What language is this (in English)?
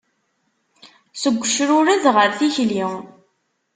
Kabyle